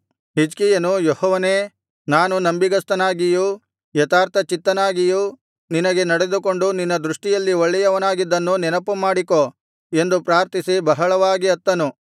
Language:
Kannada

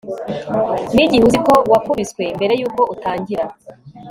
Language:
Kinyarwanda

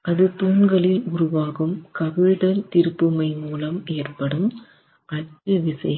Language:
Tamil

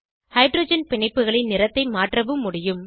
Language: Tamil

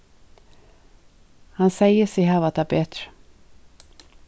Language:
Faroese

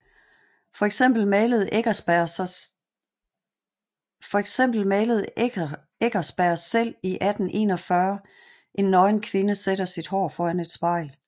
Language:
Danish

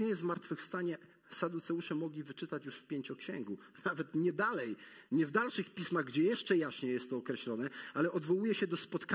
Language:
Polish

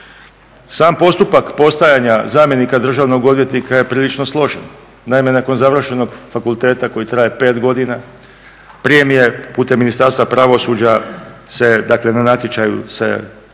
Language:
Croatian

